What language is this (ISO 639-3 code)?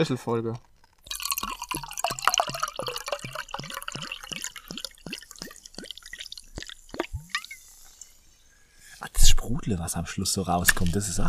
deu